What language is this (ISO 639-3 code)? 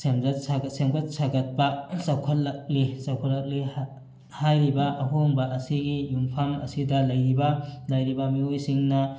mni